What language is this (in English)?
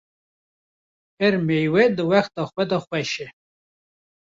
Kurdish